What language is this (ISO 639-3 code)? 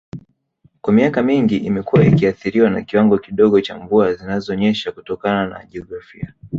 swa